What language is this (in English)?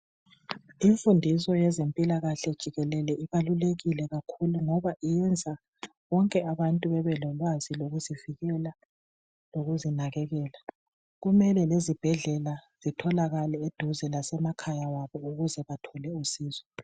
North Ndebele